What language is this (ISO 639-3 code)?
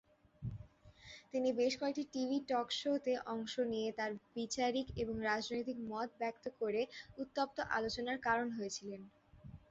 ben